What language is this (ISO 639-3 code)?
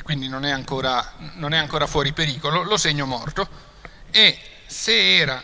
ita